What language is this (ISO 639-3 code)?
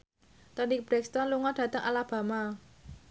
jav